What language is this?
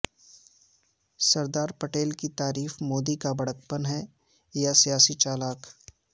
Urdu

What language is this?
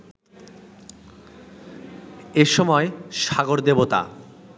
Bangla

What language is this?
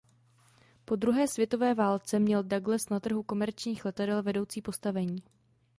Czech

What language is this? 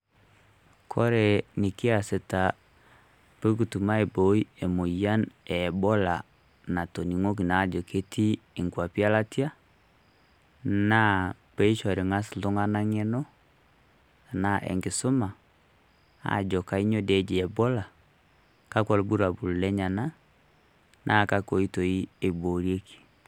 Masai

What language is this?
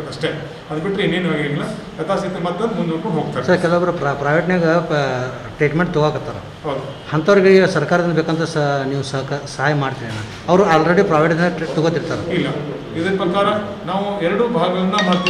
Hindi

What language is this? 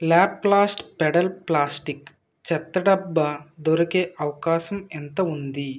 Telugu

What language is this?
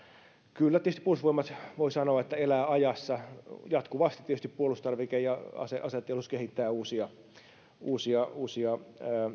Finnish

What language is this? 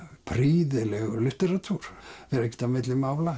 Icelandic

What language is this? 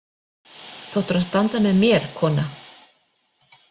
Icelandic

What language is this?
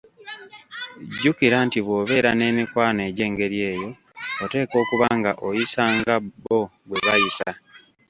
Ganda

